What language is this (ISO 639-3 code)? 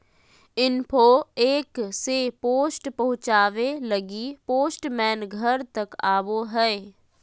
mag